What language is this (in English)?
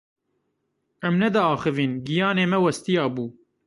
Kurdish